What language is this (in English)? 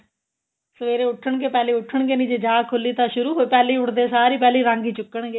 Punjabi